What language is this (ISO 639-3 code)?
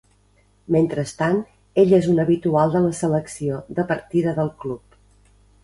cat